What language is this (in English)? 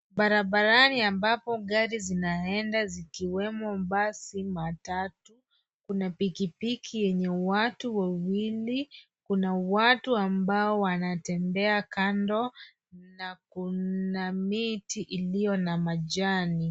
Swahili